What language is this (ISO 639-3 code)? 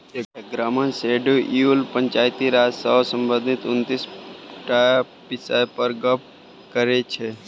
mai